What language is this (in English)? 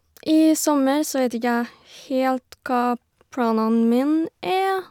Norwegian